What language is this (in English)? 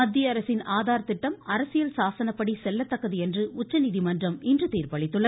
Tamil